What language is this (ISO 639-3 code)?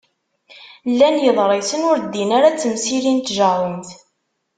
kab